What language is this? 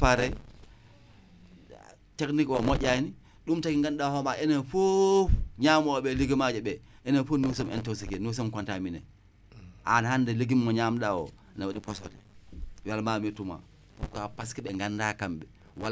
Wolof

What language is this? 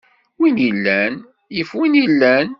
Kabyle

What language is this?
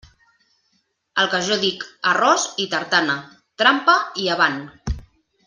Catalan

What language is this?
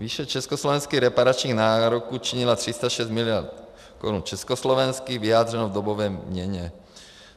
Czech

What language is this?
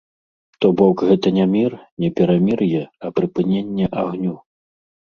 Belarusian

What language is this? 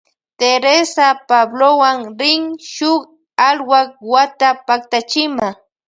Loja Highland Quichua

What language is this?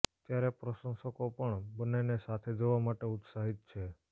Gujarati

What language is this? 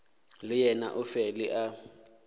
Northern Sotho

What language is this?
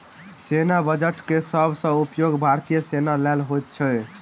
Maithili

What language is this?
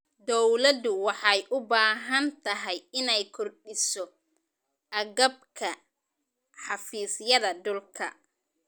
Somali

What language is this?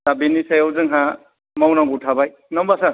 Bodo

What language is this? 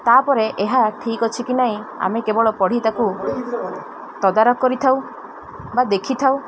Odia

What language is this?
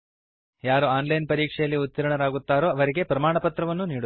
Kannada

